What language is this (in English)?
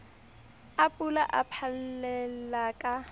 Southern Sotho